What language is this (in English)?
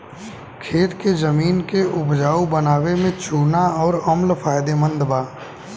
Bhojpuri